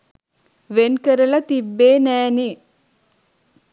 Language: Sinhala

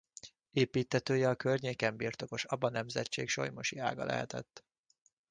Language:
Hungarian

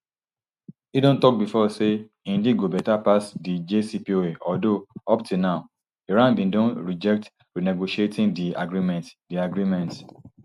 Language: Nigerian Pidgin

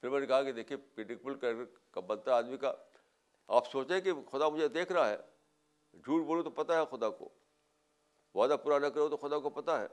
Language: Urdu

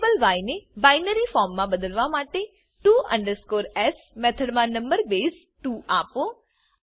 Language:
Gujarati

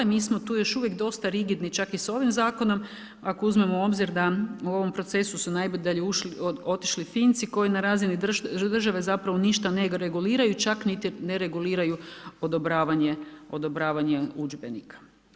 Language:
Croatian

